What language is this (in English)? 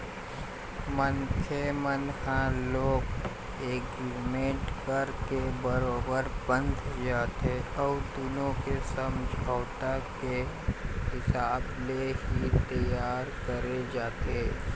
Chhattisgarhi